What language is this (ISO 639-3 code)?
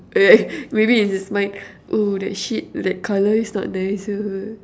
eng